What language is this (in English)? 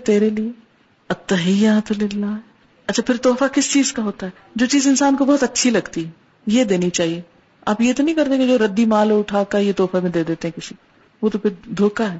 Urdu